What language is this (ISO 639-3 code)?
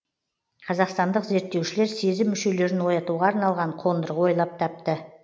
kaz